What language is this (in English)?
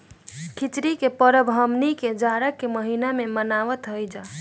Bhojpuri